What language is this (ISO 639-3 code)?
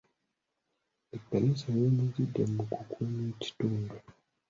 lug